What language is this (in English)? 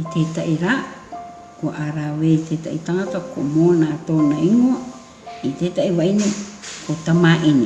Māori